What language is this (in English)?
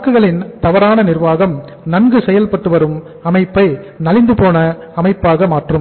Tamil